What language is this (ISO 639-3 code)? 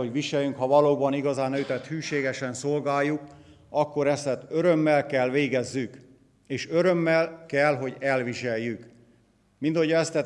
hun